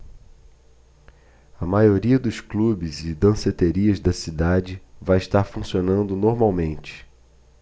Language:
Portuguese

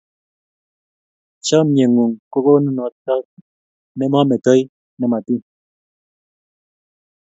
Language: Kalenjin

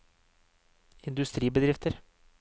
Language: Norwegian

